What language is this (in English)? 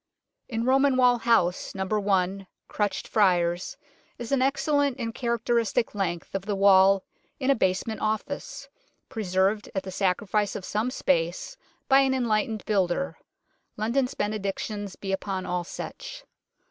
English